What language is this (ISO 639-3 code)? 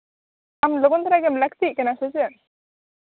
sat